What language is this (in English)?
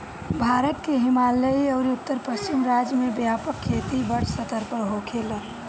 Bhojpuri